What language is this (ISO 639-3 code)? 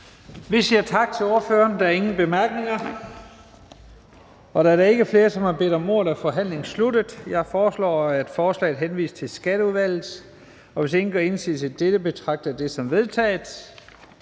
dan